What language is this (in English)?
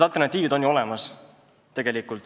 Estonian